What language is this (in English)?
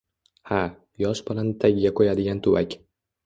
Uzbek